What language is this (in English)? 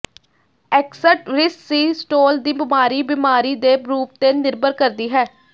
Punjabi